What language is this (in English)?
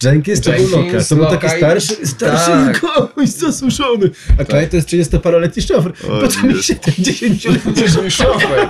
Polish